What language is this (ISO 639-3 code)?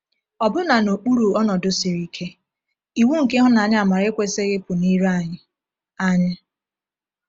ibo